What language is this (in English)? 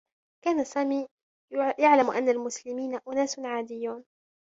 Arabic